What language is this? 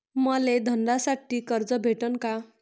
Marathi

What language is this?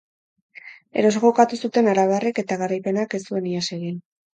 Basque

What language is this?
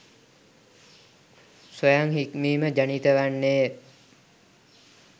Sinhala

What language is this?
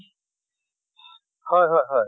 Assamese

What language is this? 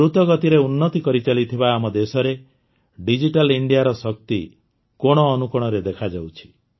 Odia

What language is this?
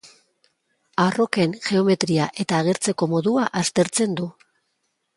Basque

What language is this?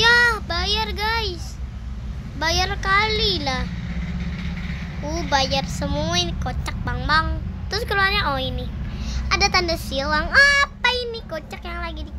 Indonesian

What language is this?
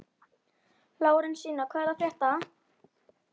Icelandic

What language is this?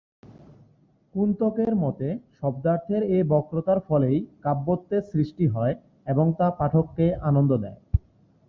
Bangla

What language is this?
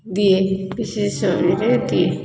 Odia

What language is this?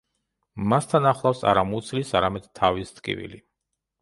Georgian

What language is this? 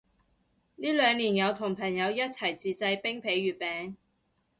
Cantonese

